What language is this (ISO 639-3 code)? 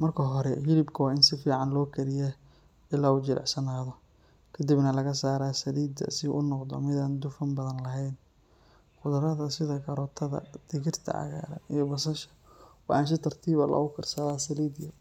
som